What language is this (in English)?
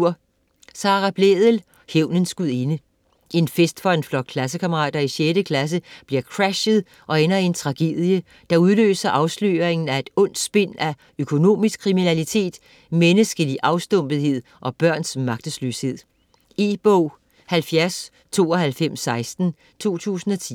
Danish